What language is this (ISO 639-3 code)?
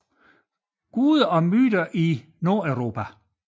dan